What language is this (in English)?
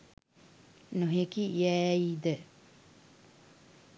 Sinhala